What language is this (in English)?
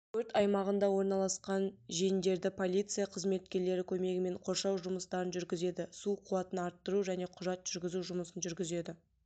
Kazakh